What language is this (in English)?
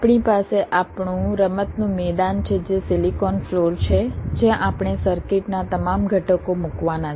Gujarati